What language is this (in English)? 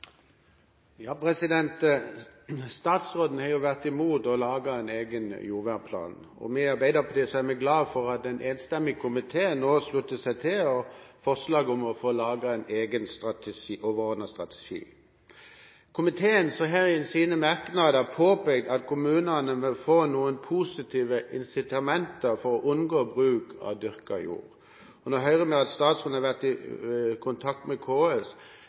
Norwegian Bokmål